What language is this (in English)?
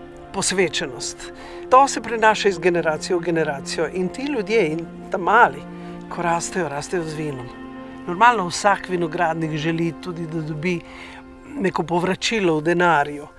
Slovenian